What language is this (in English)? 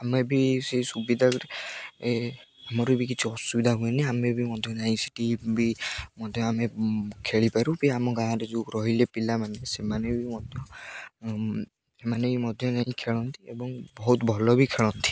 Odia